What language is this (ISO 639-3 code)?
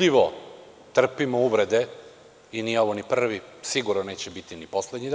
srp